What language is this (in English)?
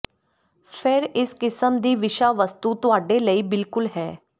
Punjabi